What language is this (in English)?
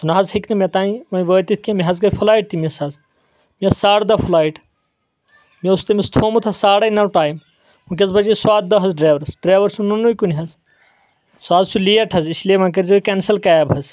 Kashmiri